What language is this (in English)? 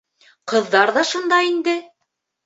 Bashkir